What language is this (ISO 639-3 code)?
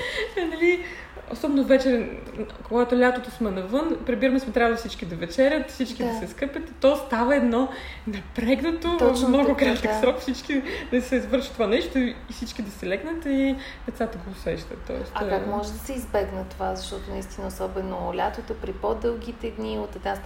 bul